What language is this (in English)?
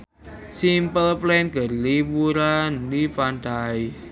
Sundanese